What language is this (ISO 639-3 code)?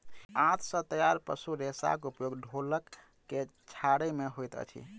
mai